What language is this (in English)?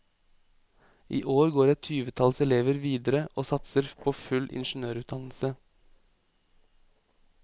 Norwegian